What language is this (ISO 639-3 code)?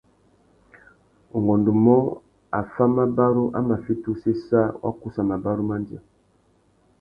bag